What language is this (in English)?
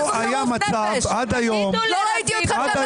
Hebrew